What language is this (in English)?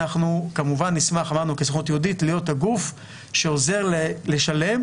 Hebrew